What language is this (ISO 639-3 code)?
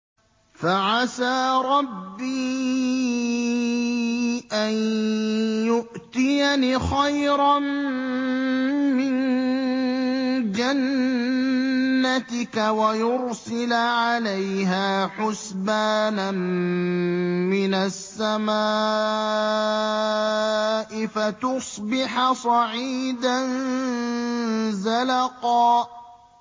ara